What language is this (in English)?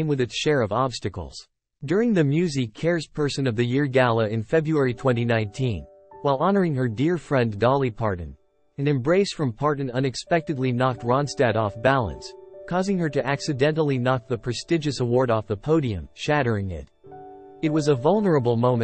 English